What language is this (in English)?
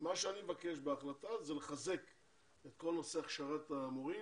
Hebrew